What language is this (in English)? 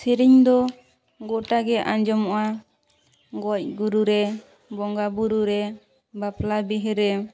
Santali